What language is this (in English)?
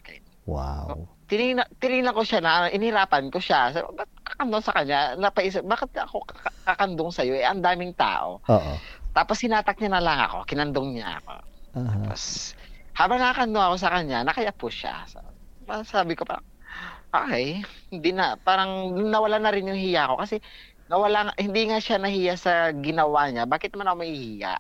Filipino